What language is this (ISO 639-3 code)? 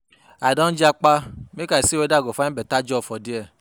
pcm